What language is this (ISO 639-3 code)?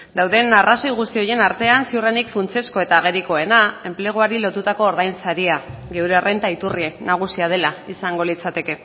eus